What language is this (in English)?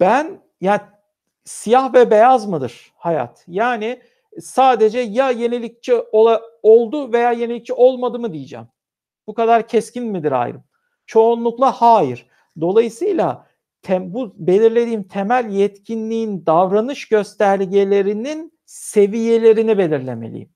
Turkish